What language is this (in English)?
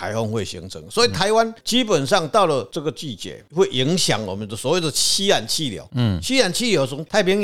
Chinese